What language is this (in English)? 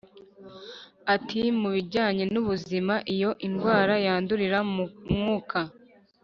Kinyarwanda